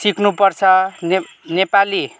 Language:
Nepali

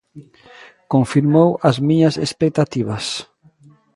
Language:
Galician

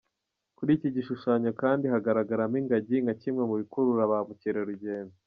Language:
Kinyarwanda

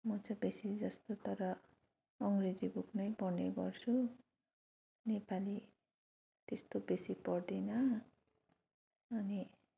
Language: Nepali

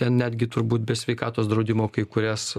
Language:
Lithuanian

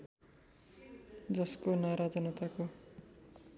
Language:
Nepali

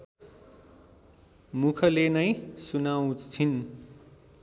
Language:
Nepali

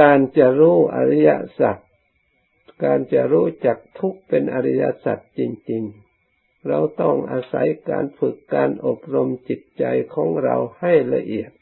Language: Thai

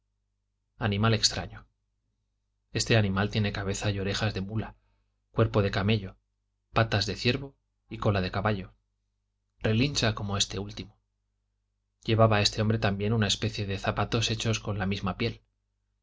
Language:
Spanish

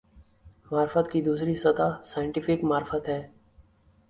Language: Urdu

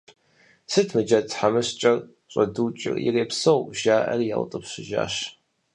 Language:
Kabardian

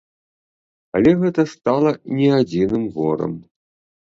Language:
Belarusian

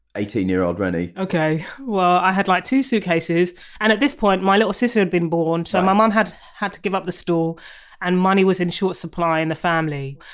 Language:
English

